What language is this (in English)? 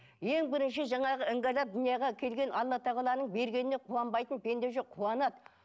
Kazakh